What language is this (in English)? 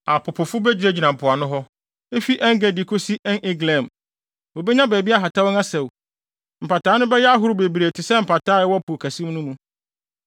Akan